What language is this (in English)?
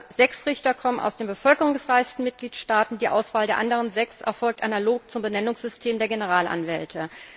German